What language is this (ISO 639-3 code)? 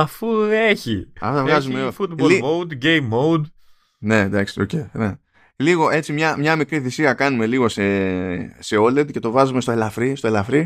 ell